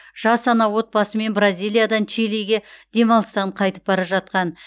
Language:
Kazakh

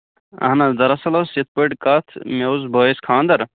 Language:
Kashmiri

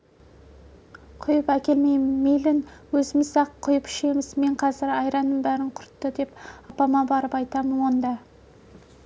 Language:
Kazakh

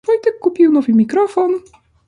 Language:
Polish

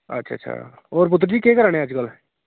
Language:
Dogri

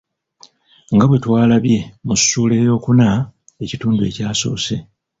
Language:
Ganda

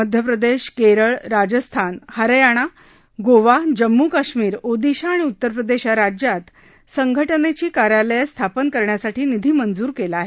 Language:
Marathi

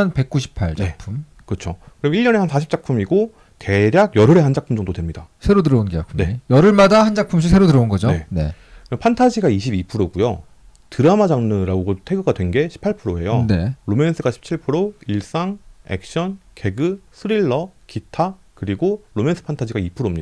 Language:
Korean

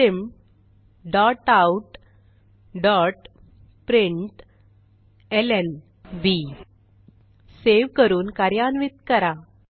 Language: Marathi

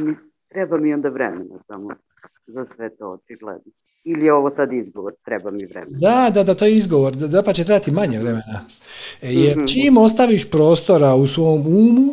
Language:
Croatian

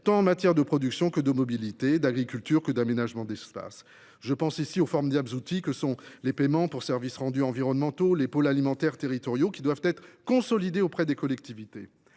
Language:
French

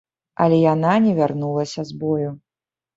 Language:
Belarusian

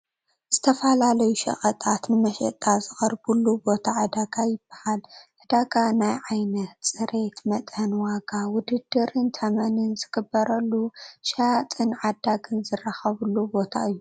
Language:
Tigrinya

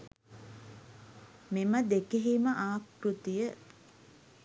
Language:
Sinhala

